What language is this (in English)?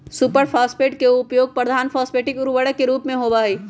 Magahi